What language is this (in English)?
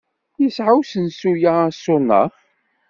Kabyle